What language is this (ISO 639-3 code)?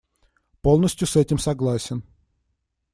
rus